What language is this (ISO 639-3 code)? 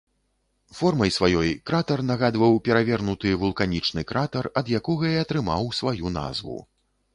bel